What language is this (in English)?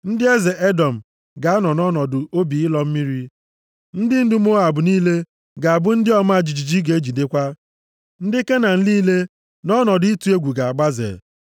Igbo